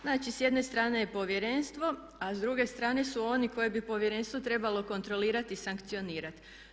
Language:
Croatian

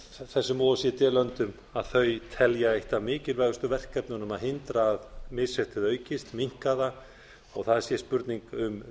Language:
Icelandic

